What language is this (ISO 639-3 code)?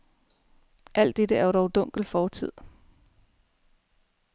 dan